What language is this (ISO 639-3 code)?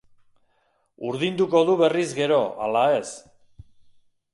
eus